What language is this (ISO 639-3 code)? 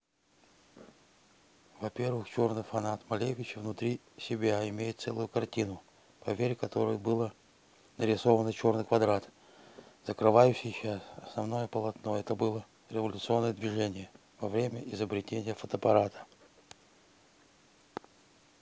rus